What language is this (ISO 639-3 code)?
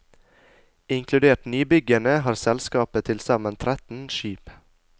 nor